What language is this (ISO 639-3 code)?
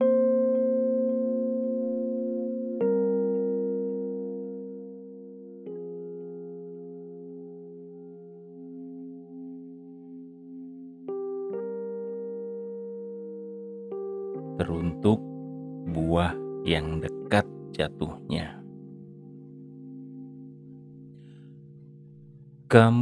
ind